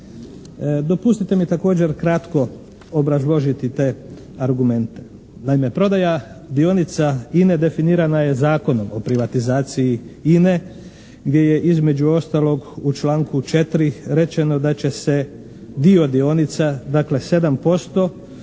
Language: Croatian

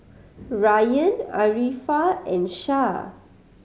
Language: English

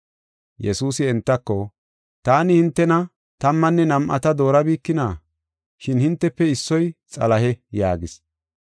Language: Gofa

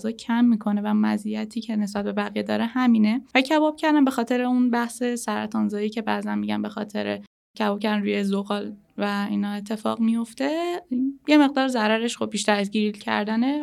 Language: Persian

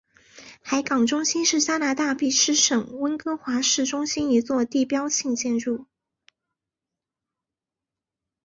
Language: Chinese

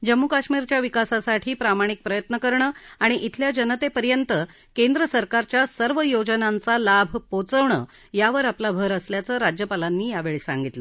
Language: Marathi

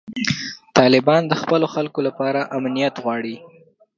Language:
Pashto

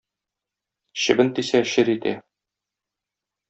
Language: Tatar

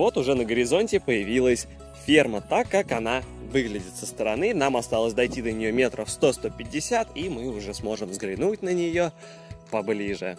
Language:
Russian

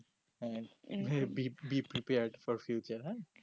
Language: Bangla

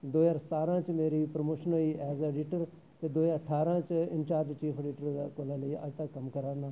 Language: Dogri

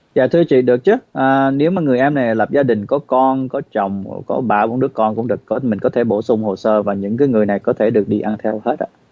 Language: Vietnamese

